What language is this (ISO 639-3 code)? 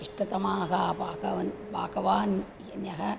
san